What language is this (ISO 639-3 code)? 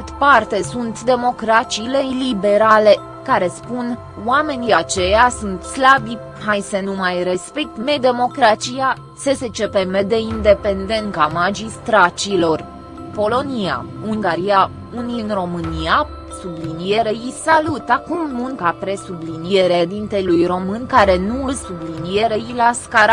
ron